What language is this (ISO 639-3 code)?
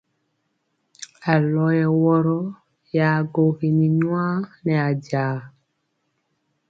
mcx